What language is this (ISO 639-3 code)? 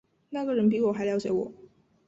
zho